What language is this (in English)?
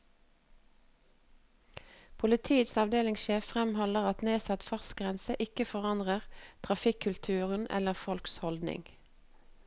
Norwegian